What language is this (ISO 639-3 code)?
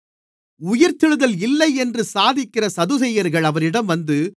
tam